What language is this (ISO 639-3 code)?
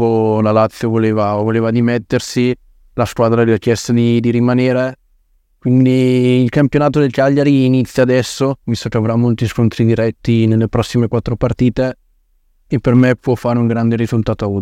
ita